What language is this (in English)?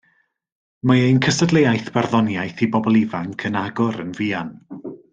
Welsh